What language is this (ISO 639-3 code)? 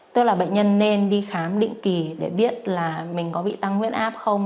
vie